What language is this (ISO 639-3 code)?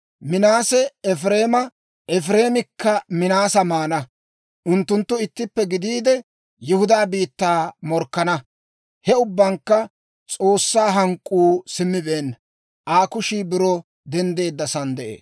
dwr